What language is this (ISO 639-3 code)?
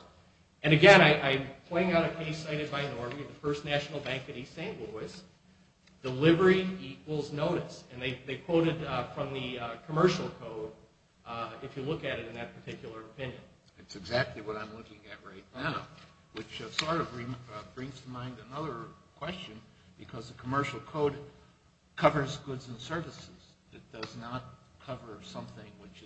eng